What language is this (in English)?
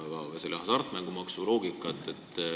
Estonian